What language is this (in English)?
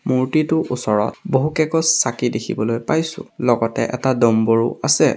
Assamese